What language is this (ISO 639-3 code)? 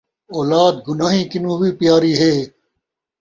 skr